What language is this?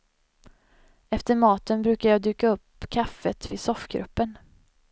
Swedish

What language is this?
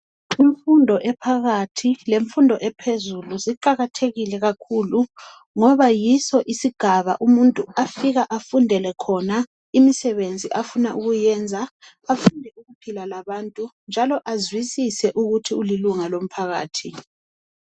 North Ndebele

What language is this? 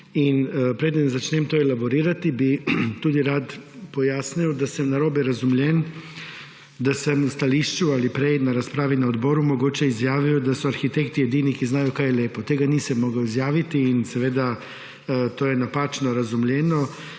Slovenian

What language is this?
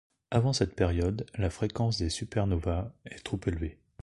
French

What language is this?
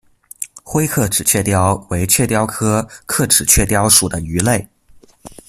Chinese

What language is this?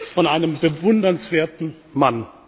German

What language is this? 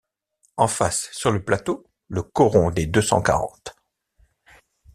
French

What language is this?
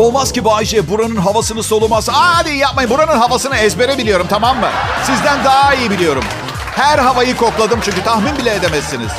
Turkish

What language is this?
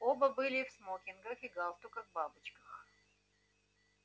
Russian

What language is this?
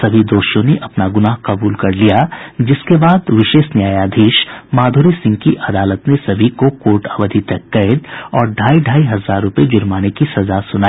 Hindi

